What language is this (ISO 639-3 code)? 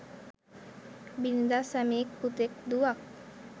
sin